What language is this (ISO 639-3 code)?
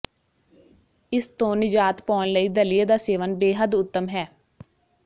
pan